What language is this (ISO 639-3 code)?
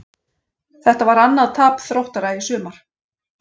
isl